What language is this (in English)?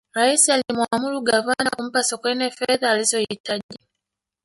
Swahili